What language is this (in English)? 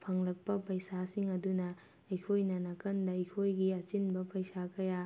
Manipuri